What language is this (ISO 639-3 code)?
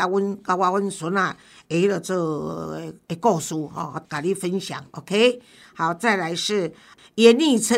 zho